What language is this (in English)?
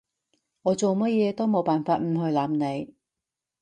Cantonese